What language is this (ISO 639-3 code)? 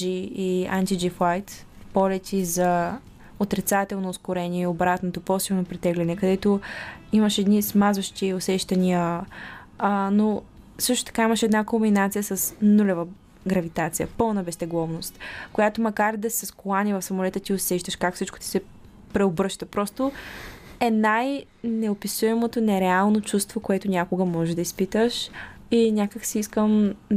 bul